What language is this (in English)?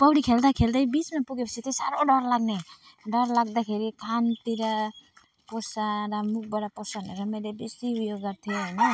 Nepali